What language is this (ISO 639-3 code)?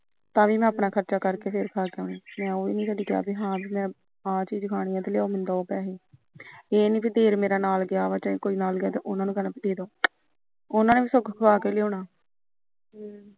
pan